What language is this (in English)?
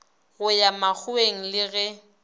Northern Sotho